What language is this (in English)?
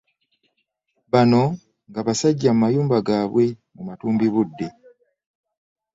Ganda